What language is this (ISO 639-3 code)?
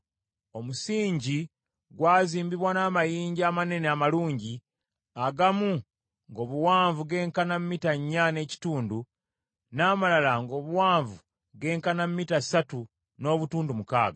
lug